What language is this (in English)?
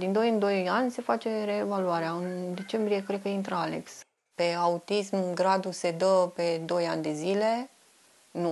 Romanian